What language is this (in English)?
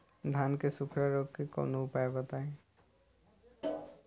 Bhojpuri